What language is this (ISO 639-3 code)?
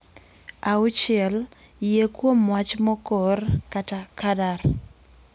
luo